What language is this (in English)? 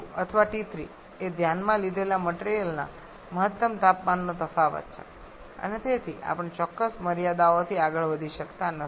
Gujarati